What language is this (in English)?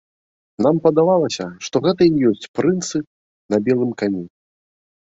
Belarusian